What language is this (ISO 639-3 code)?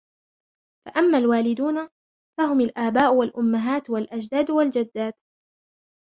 ara